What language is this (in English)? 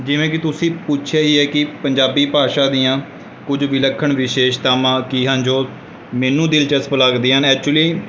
Punjabi